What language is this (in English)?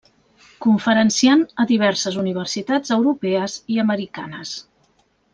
Catalan